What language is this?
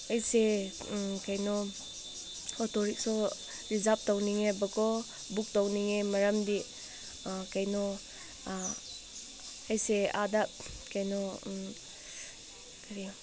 Manipuri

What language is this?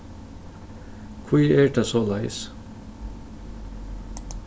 Faroese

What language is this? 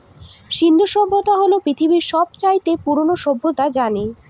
Bangla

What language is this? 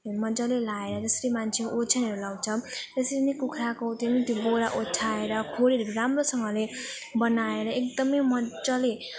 Nepali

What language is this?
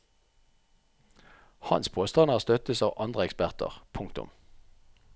Norwegian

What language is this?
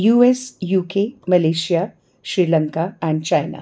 Dogri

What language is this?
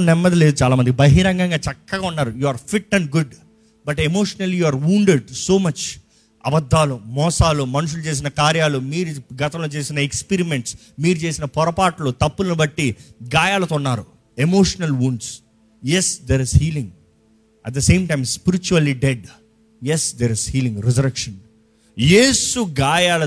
Telugu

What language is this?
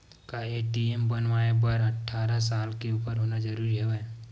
Chhattisgarhi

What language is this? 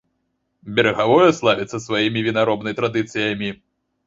Belarusian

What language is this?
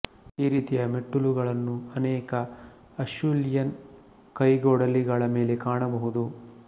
Kannada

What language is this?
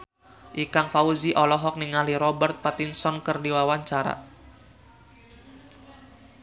Sundanese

